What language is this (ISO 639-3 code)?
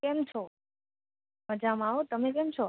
guj